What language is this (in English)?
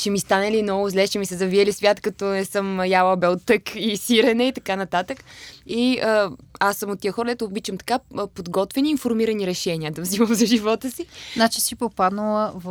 Bulgarian